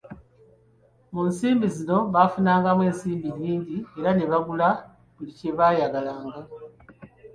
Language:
Ganda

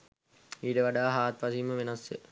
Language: Sinhala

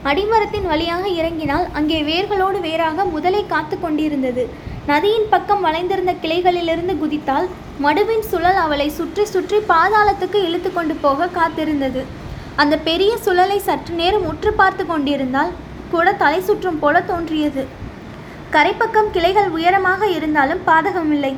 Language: Tamil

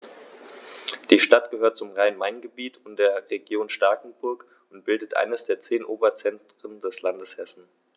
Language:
German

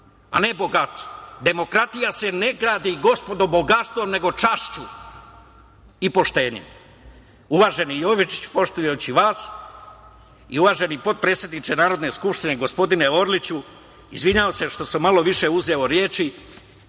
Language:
Serbian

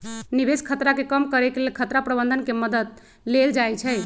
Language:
Magahi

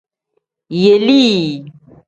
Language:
Tem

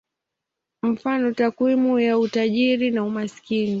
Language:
Swahili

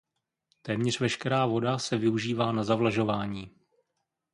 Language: Czech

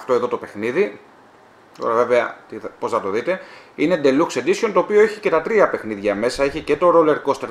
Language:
Greek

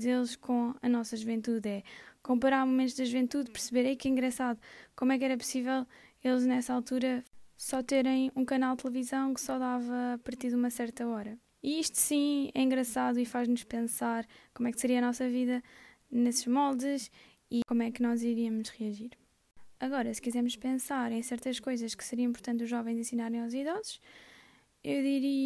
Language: Portuguese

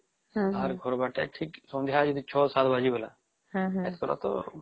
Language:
Odia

